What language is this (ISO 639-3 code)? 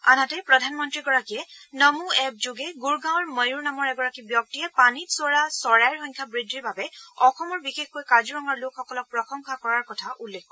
asm